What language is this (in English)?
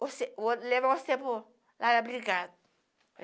Portuguese